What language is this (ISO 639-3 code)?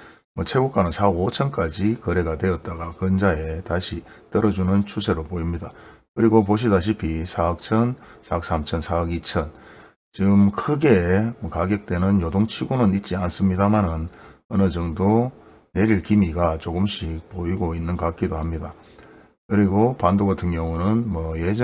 kor